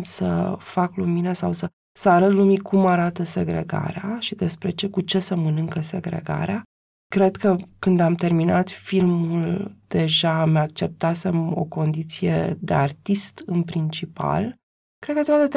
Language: Romanian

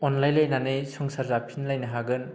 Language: Bodo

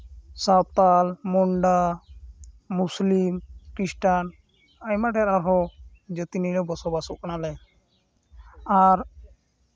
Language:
Santali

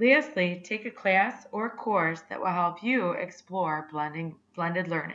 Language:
English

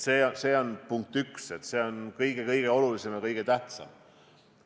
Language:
Estonian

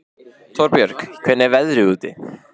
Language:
Icelandic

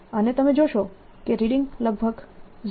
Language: Gujarati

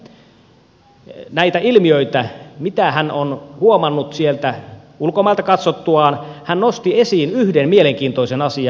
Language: Finnish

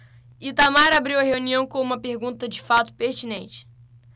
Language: Portuguese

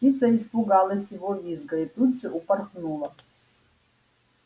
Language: Russian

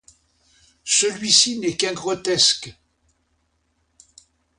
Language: French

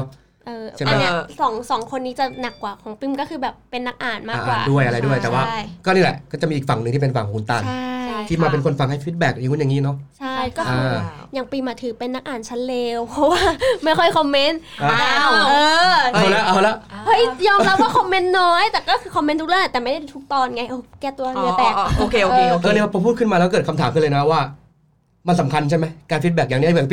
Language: Thai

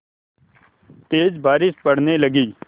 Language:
Hindi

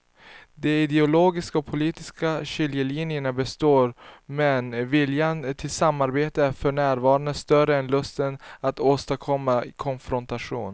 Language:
Swedish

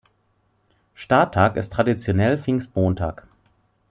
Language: German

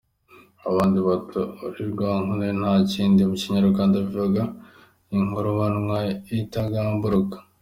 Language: Kinyarwanda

